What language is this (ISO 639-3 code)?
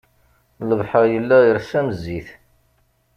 kab